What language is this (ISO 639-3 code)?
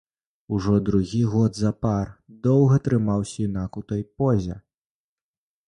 bel